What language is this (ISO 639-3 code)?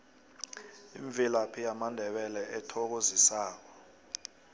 nbl